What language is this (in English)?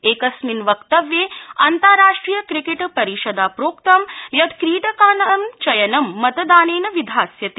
Sanskrit